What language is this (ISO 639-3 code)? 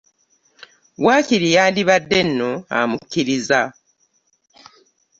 lug